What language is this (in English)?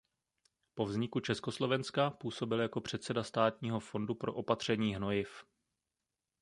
Czech